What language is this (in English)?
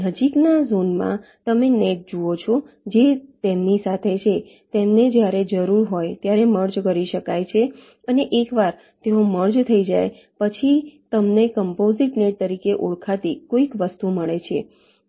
Gujarati